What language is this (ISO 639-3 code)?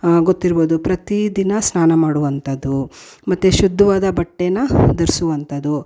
kan